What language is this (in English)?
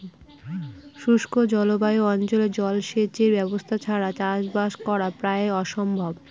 Bangla